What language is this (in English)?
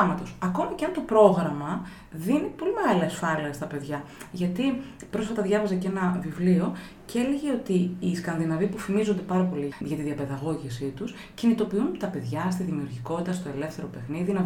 Greek